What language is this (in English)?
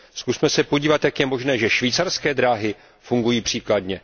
Czech